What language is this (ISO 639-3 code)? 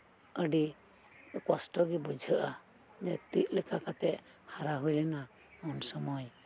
sat